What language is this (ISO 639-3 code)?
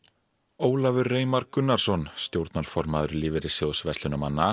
isl